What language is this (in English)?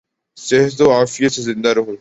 Urdu